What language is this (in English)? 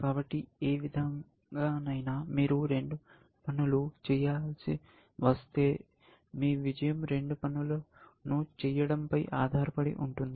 Telugu